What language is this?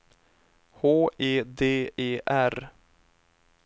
Swedish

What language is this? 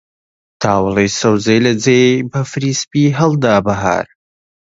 Central Kurdish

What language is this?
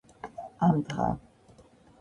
Georgian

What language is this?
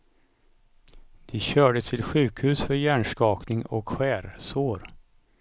Swedish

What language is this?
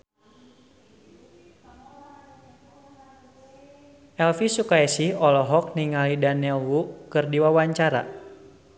Sundanese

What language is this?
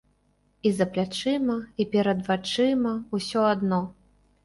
Belarusian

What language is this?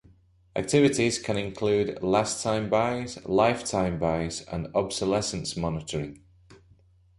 English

